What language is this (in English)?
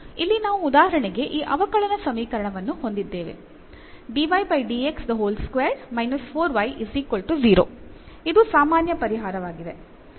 Kannada